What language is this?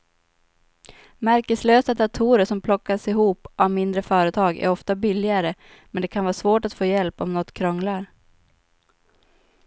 Swedish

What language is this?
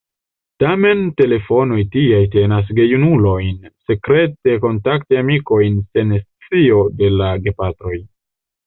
Esperanto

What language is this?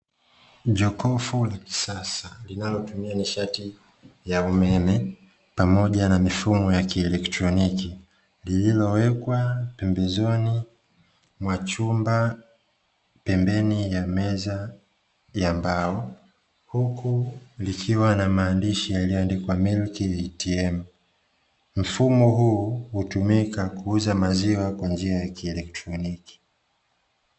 Swahili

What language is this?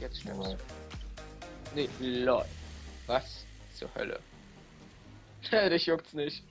German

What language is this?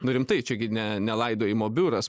Lithuanian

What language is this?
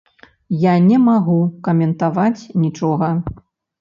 Belarusian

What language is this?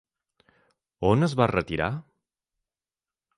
Catalan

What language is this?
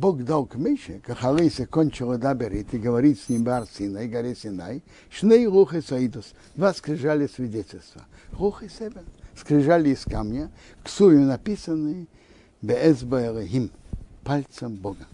Russian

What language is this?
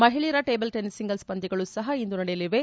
Kannada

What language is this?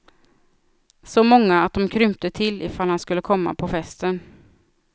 Swedish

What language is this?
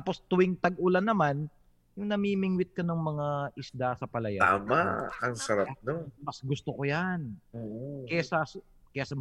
Filipino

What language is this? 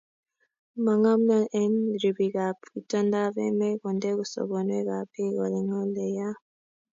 Kalenjin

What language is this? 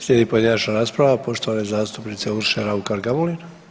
Croatian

